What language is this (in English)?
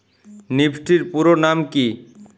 Bangla